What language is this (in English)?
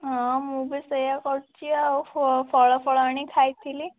Odia